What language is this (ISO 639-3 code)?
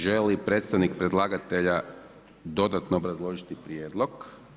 hrv